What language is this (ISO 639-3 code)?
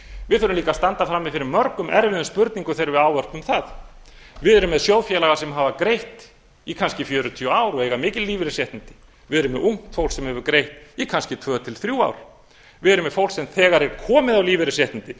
isl